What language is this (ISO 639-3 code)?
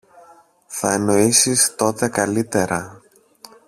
ell